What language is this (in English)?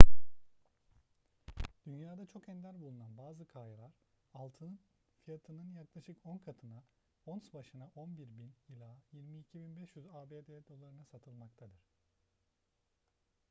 Turkish